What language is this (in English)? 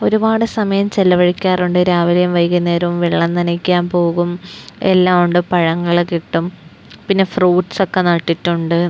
Malayalam